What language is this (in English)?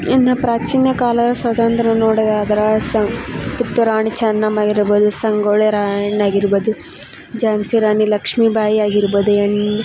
Kannada